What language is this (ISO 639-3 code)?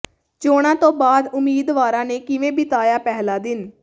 pan